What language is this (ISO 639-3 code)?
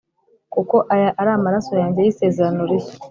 kin